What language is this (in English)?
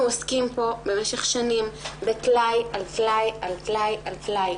Hebrew